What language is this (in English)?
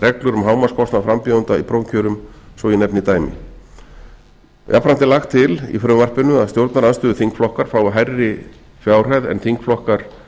Icelandic